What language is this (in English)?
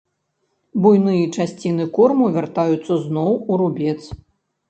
Belarusian